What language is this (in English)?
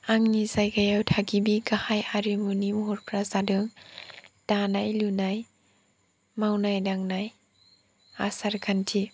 Bodo